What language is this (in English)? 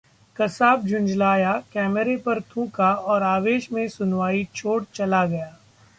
Hindi